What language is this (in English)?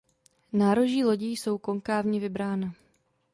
Czech